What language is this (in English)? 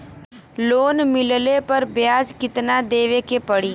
Bhojpuri